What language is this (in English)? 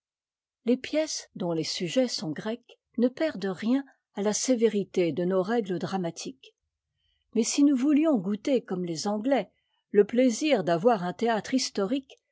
French